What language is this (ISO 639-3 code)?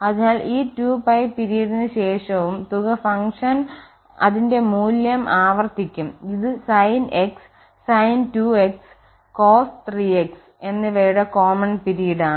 mal